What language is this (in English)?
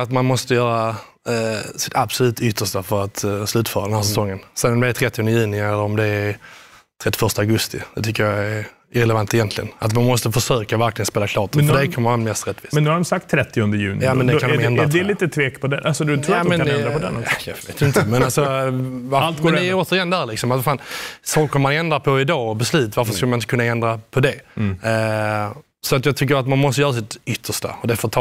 Swedish